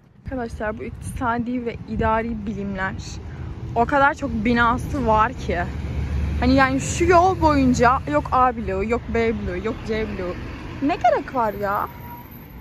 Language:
Turkish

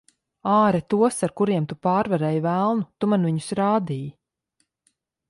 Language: Latvian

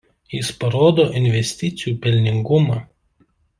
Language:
Lithuanian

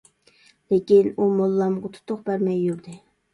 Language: Uyghur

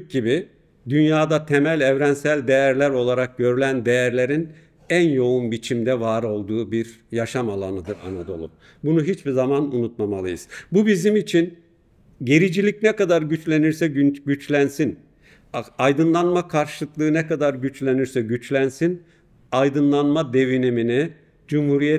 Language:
Turkish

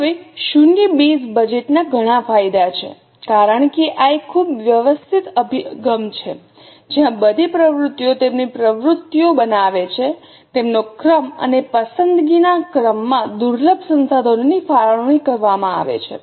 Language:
Gujarati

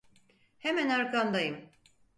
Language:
Turkish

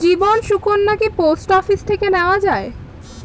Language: Bangla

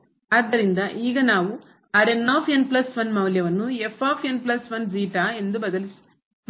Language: Kannada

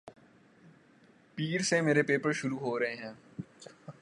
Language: Urdu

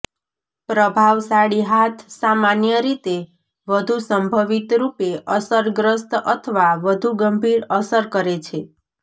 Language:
Gujarati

